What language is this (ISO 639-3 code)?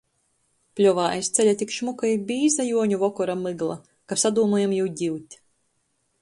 ltg